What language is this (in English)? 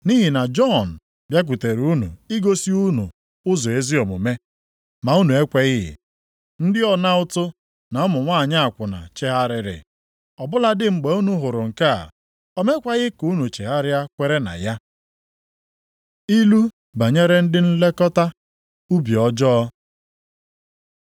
Igbo